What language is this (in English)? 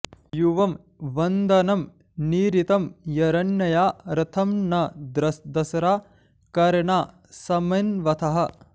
Sanskrit